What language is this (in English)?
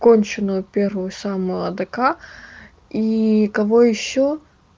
Russian